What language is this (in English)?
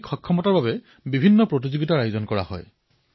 Assamese